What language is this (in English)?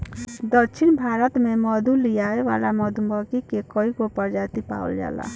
Bhojpuri